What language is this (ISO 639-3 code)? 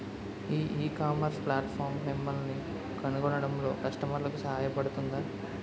tel